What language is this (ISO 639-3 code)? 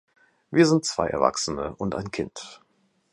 deu